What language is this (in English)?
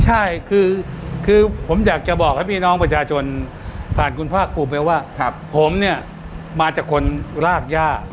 Thai